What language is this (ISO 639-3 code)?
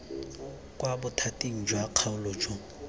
tsn